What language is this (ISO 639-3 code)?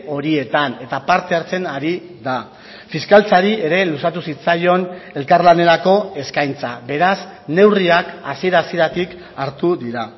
eus